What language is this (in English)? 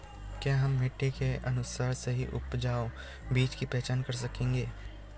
Hindi